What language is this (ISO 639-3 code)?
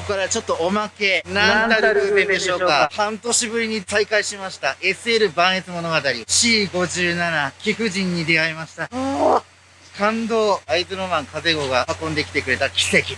jpn